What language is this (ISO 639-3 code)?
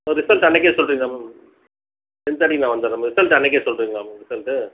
tam